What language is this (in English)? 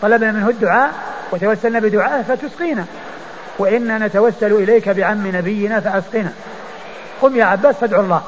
Arabic